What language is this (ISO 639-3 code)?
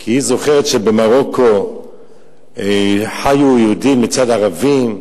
heb